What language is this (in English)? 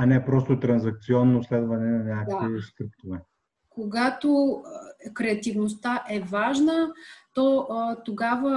Bulgarian